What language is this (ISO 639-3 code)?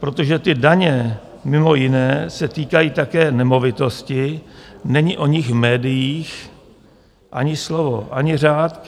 ces